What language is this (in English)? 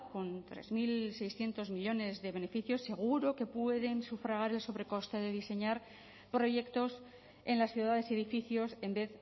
Spanish